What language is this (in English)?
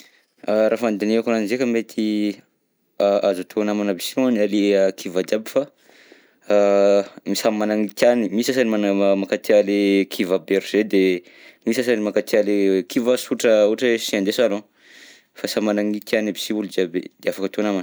Southern Betsimisaraka Malagasy